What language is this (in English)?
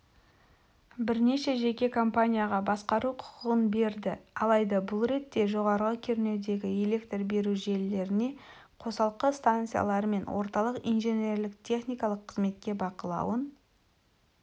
Kazakh